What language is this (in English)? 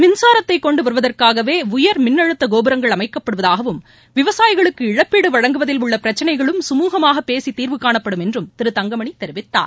Tamil